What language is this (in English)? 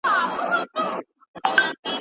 Pashto